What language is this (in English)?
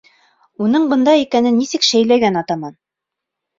Bashkir